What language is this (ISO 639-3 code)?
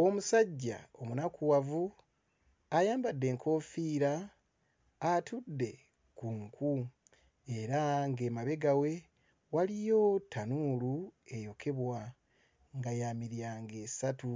lug